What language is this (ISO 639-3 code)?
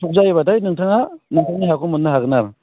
brx